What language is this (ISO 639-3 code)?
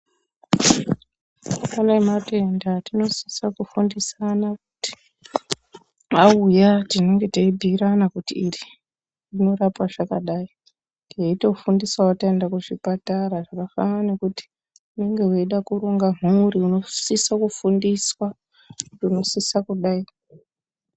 ndc